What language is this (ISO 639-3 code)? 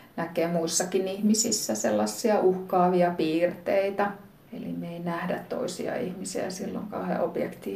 fin